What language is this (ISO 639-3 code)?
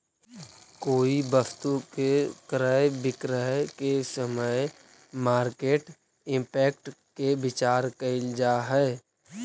mag